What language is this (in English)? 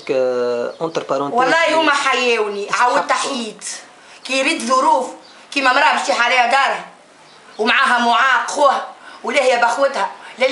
Arabic